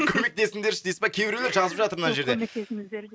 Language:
Kazakh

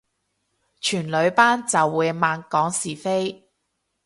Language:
Cantonese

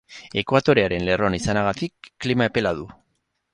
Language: Basque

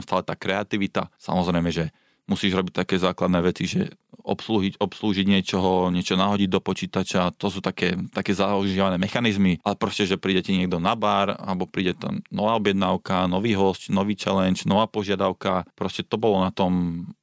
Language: Slovak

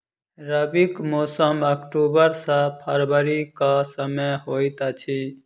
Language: Maithili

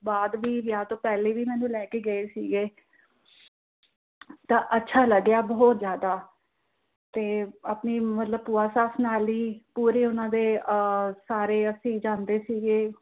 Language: Punjabi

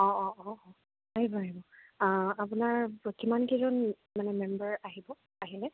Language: Assamese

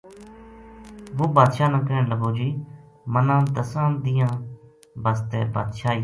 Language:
Gujari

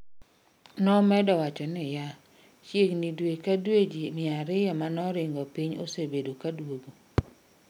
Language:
Luo (Kenya and Tanzania)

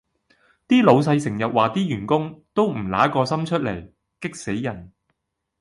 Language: Cantonese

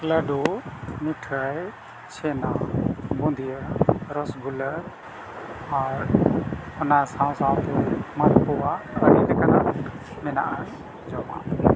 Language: Santali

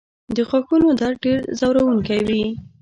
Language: Pashto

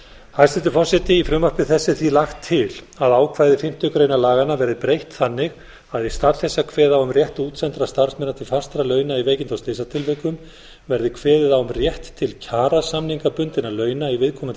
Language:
Icelandic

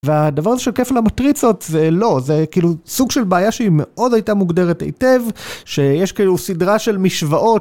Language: Hebrew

